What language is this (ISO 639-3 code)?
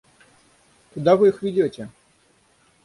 rus